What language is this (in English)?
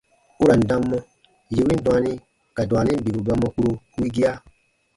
Baatonum